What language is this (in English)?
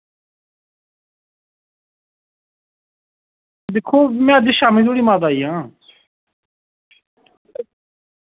Dogri